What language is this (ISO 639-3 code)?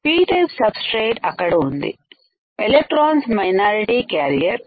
tel